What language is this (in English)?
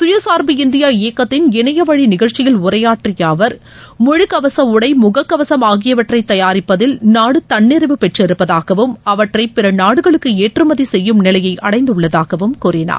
Tamil